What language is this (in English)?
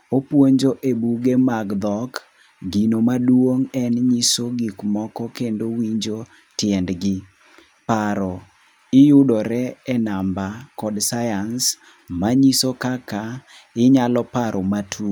Luo (Kenya and Tanzania)